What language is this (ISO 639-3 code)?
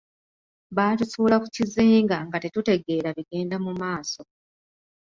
lug